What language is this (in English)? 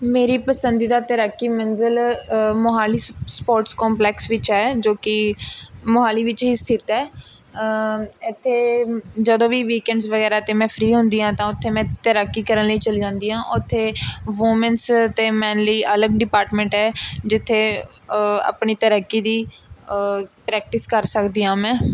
Punjabi